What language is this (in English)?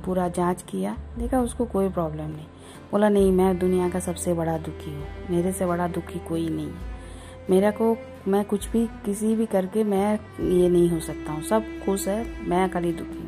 Hindi